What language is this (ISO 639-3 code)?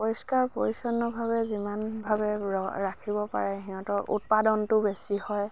asm